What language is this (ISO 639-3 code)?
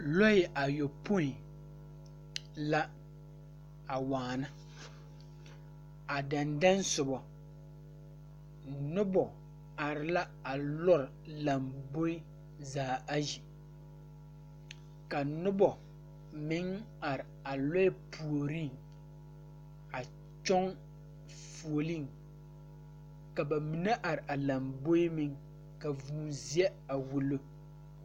dga